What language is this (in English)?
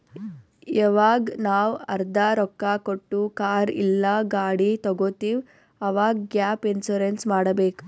Kannada